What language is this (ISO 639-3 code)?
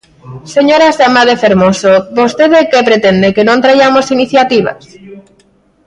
glg